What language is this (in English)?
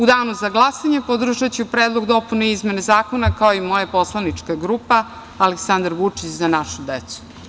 Serbian